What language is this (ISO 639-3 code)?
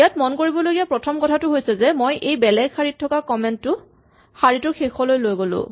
asm